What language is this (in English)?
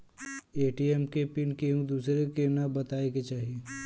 Bhojpuri